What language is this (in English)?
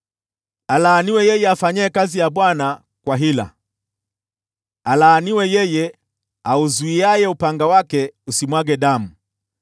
Swahili